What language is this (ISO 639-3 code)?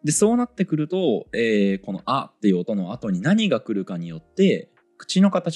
jpn